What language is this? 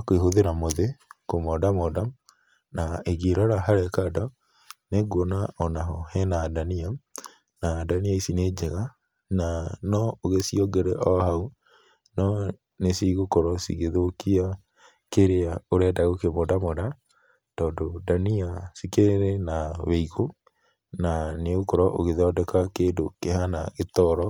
Kikuyu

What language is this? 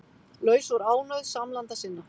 Icelandic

